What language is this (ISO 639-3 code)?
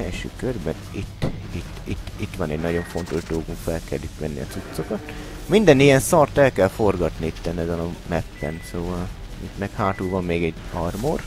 hun